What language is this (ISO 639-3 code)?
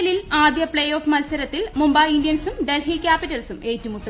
mal